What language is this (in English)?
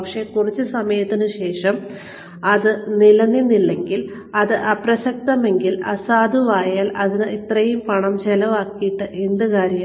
Malayalam